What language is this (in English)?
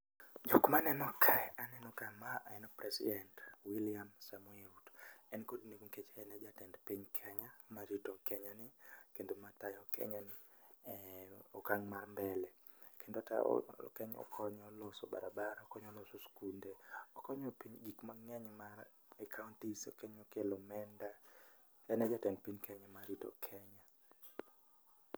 Luo (Kenya and Tanzania)